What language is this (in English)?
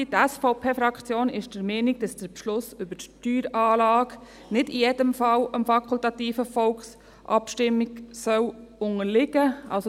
Swiss German